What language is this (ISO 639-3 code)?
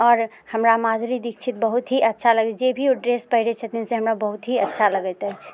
mai